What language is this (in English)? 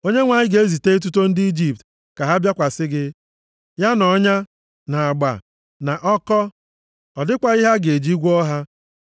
Igbo